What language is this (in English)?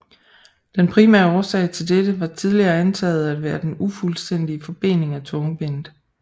Danish